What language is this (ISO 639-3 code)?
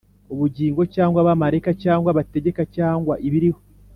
kin